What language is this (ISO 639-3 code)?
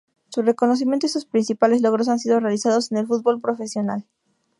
spa